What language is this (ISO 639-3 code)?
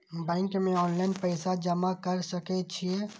mai